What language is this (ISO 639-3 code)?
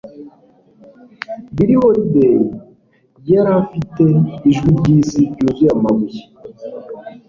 kin